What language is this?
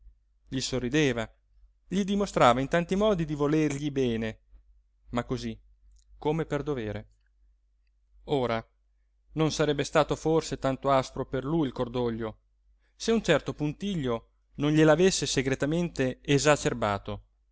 Italian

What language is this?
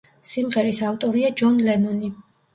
Georgian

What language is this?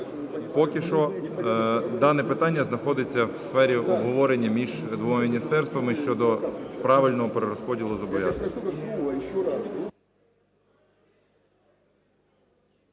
Ukrainian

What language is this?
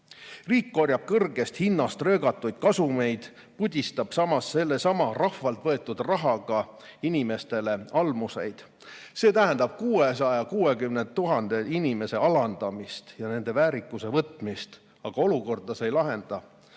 Estonian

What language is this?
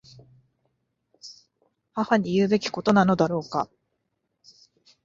Japanese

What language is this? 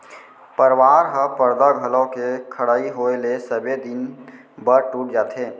Chhattisgarhi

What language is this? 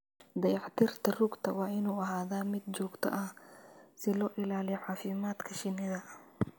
Somali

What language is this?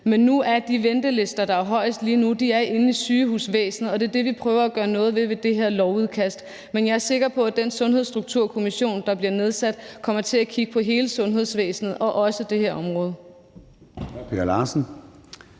Danish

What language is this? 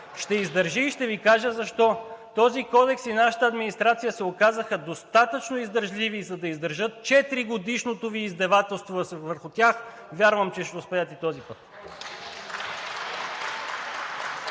Bulgarian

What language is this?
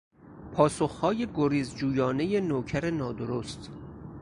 Persian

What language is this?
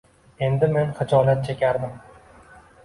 Uzbek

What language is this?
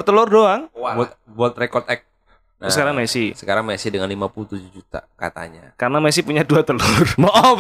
Indonesian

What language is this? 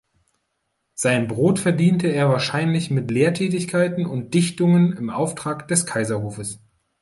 German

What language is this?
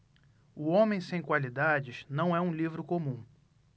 Portuguese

